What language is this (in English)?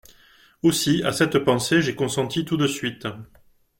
French